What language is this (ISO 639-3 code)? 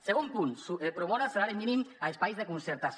cat